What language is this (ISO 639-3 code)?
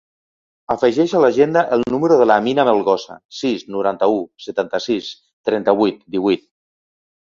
cat